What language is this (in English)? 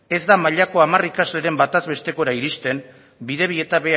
Basque